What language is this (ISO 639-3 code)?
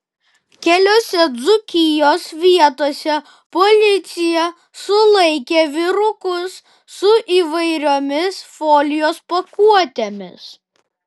lit